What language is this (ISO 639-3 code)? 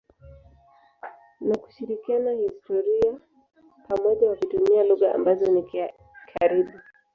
swa